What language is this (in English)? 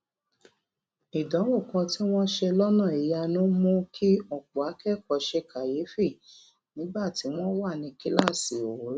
Yoruba